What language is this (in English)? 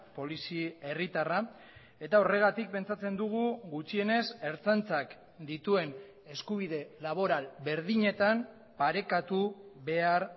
Basque